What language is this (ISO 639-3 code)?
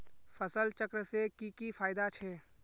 mag